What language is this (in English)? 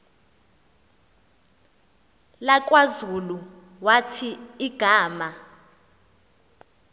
Xhosa